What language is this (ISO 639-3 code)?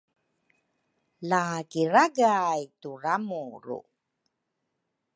dru